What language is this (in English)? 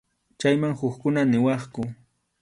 Arequipa-La Unión Quechua